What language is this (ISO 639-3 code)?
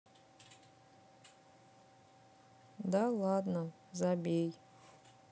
rus